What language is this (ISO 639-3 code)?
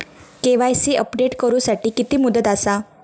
mar